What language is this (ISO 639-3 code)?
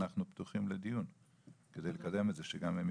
heb